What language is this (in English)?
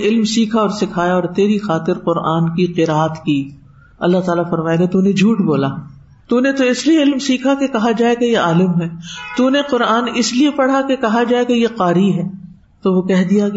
Urdu